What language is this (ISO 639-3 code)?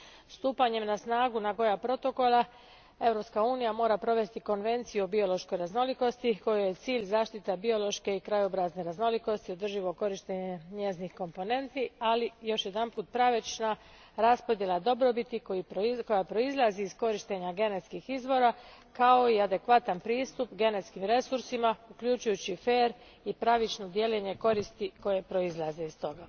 hrv